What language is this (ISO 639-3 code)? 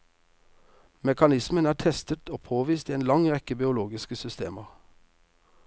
nor